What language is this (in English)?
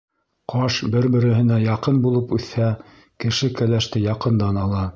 Bashkir